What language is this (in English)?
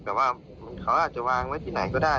Thai